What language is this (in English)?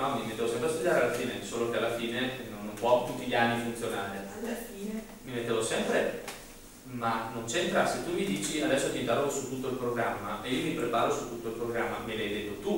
Italian